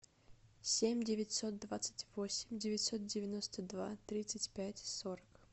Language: Russian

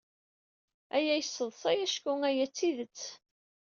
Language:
Kabyle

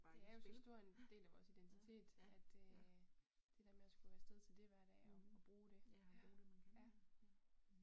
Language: Danish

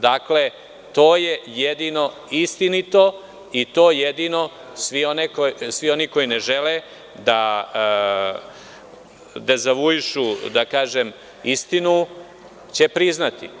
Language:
Serbian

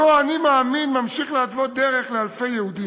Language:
Hebrew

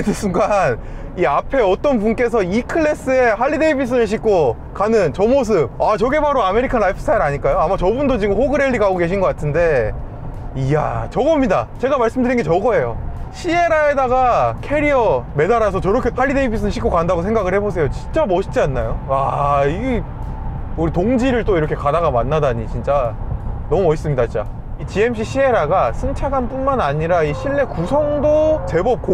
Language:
Korean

